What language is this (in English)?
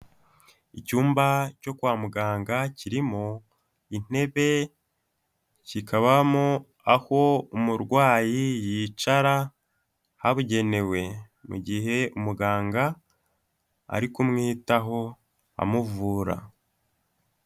Kinyarwanda